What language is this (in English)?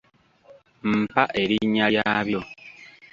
Ganda